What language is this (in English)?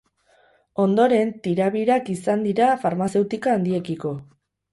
Basque